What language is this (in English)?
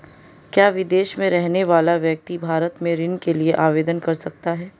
Hindi